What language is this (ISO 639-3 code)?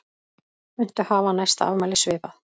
isl